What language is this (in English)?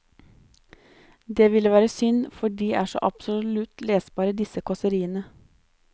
Norwegian